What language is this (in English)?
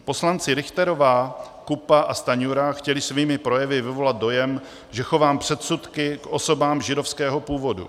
Czech